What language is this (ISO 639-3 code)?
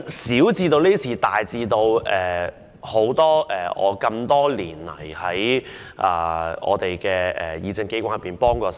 yue